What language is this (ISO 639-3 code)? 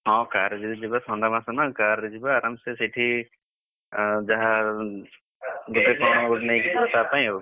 ori